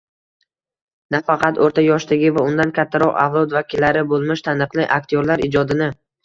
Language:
Uzbek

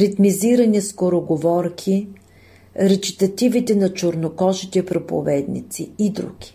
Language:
Bulgarian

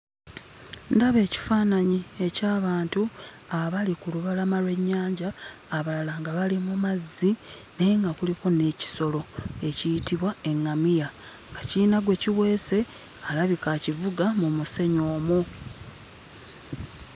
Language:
Ganda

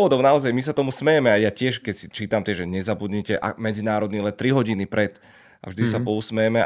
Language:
Slovak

